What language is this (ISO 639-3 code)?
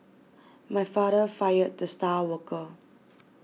eng